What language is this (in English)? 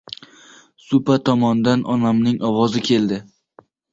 Uzbek